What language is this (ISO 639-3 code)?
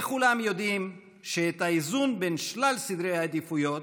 heb